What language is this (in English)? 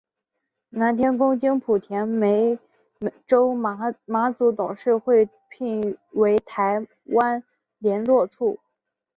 Chinese